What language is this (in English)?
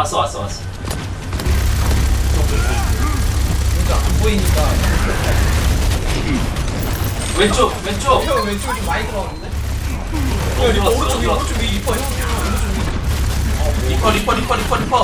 Korean